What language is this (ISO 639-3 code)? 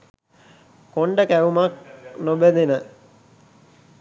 sin